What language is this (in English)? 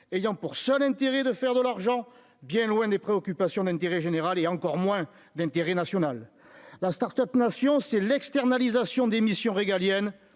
French